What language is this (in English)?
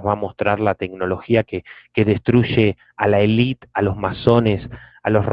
Spanish